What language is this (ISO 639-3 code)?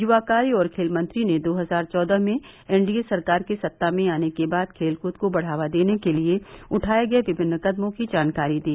hin